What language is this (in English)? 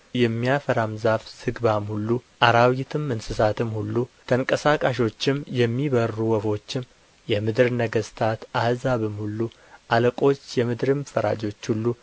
Amharic